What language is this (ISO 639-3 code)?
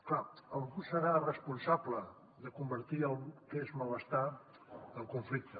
cat